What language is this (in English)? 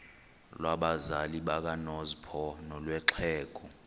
Xhosa